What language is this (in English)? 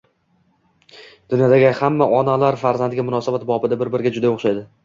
Uzbek